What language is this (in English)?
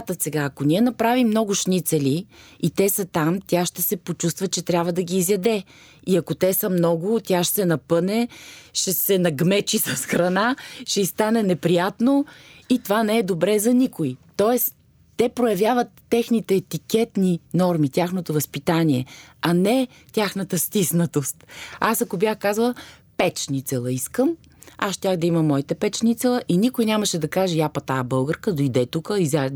Bulgarian